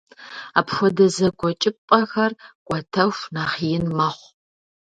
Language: Kabardian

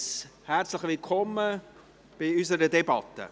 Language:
Swiss German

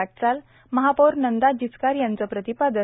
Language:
Marathi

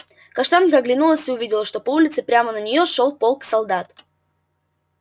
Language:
Russian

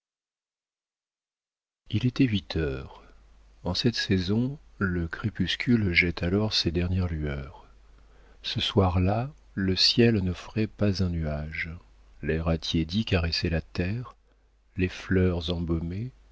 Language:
French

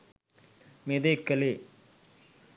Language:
Sinhala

